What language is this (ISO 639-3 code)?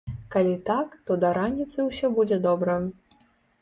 bel